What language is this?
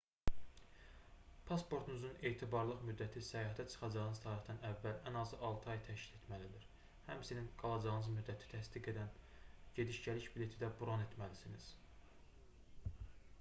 Azerbaijani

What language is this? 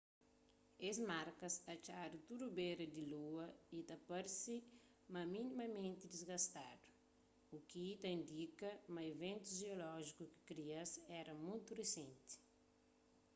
Kabuverdianu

